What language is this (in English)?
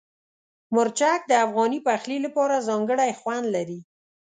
Pashto